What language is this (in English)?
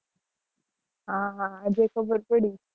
Gujarati